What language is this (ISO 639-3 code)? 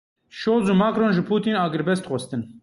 kur